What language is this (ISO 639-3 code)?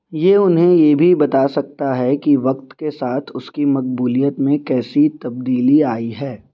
urd